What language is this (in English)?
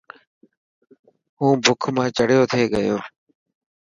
Dhatki